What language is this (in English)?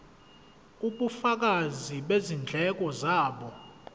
Zulu